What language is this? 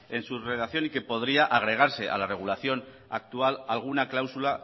Spanish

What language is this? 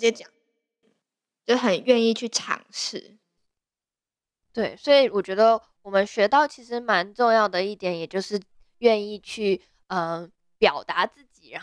Chinese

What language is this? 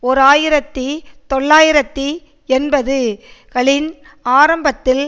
Tamil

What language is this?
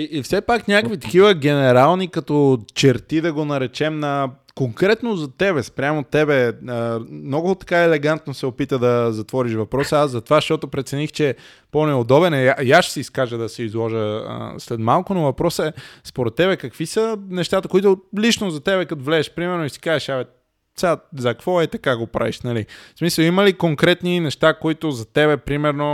Bulgarian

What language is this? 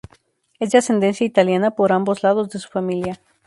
Spanish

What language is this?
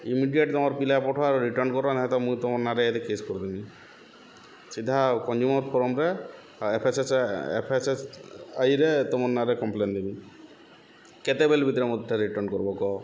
Odia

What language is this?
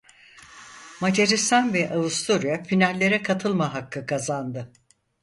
Turkish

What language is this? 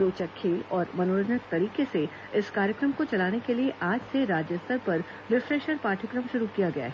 Hindi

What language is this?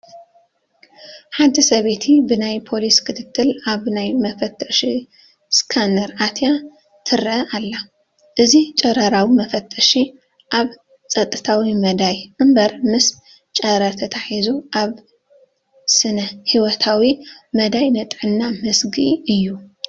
Tigrinya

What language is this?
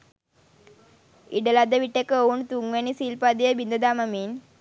Sinhala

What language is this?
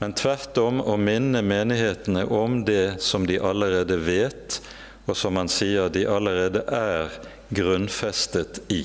Norwegian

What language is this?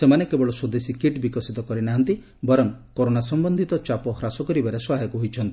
Odia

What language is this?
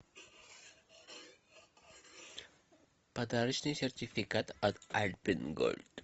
Russian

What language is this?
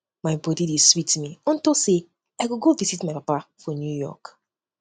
Nigerian Pidgin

